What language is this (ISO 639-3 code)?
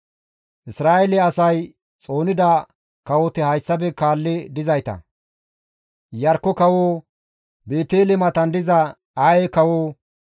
gmv